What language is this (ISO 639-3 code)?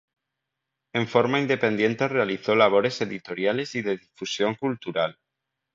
spa